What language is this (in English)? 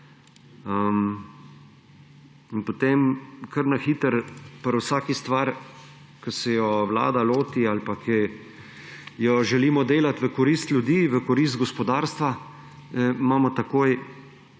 Slovenian